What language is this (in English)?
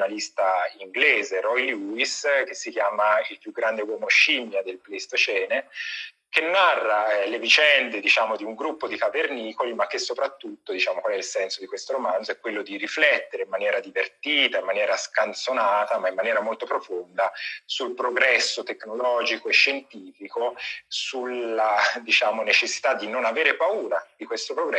Italian